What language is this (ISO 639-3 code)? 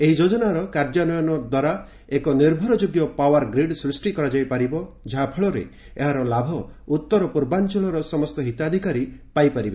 ori